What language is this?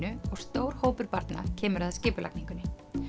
Icelandic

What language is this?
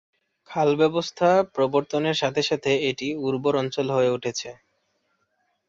Bangla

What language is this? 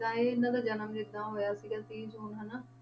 Punjabi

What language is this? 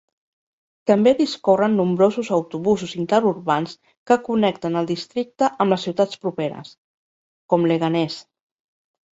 Catalan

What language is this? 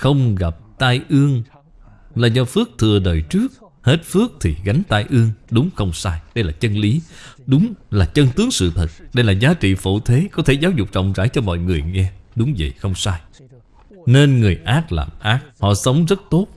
Vietnamese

